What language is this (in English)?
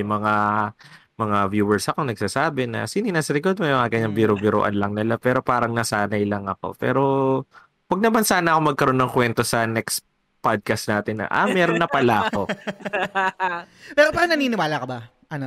Filipino